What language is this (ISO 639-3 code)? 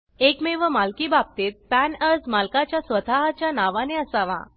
mar